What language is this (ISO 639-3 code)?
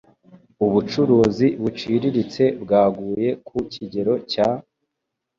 kin